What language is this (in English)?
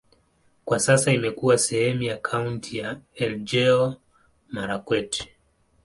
Swahili